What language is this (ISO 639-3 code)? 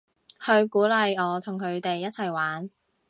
yue